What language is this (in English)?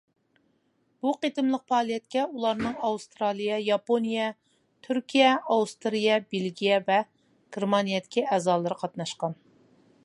Uyghur